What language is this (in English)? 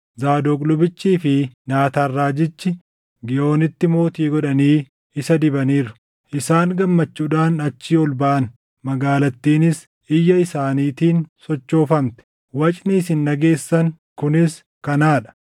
Oromo